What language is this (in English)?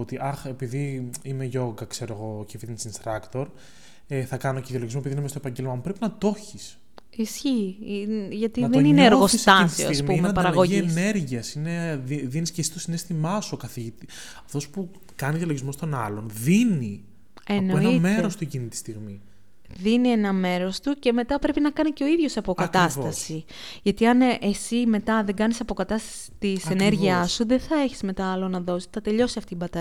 Greek